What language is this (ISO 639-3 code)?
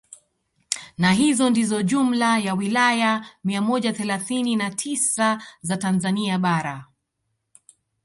swa